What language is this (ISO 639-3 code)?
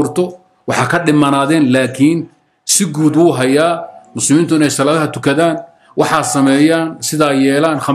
ara